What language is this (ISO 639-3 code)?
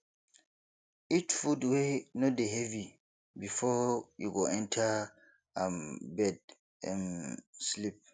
pcm